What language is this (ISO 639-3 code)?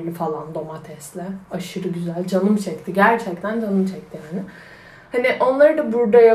tur